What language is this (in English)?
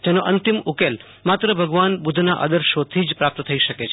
Gujarati